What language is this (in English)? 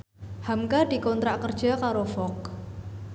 Javanese